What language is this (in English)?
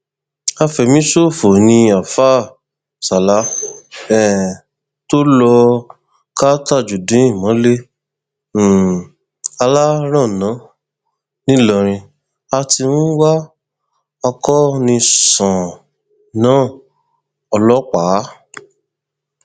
Yoruba